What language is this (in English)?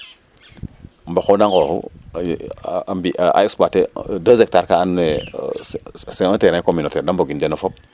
Serer